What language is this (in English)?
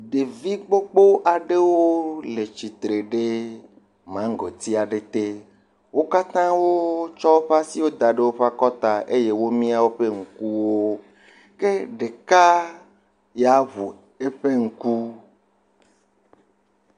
Ewe